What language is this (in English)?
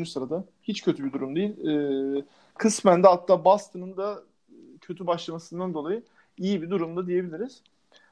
Turkish